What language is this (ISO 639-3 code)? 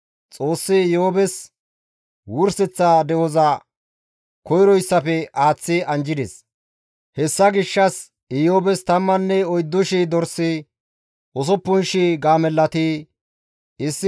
gmv